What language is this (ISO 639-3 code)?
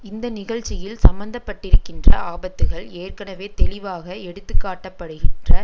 tam